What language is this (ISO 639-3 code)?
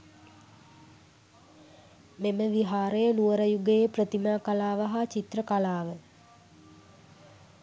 sin